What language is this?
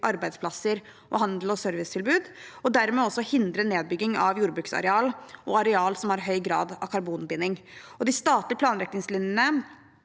Norwegian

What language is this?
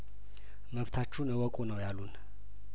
Amharic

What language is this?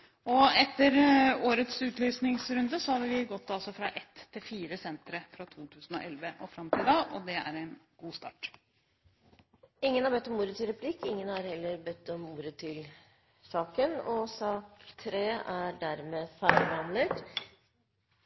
Norwegian Bokmål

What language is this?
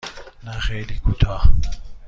Persian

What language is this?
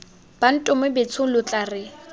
Tswana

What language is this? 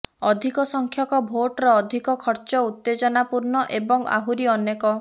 Odia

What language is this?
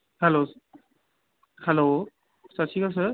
Punjabi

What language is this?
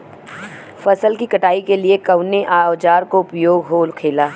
Bhojpuri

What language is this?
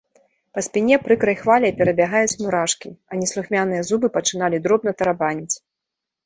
Belarusian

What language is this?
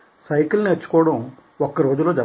Telugu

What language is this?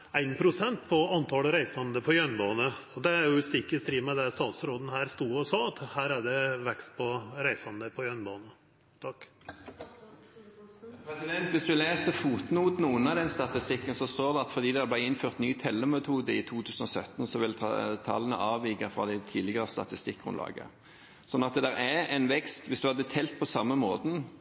Norwegian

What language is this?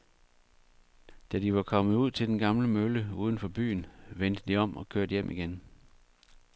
Danish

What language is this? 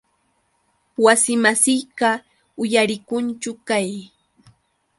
Yauyos Quechua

